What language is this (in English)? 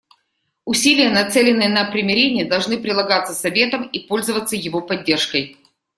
Russian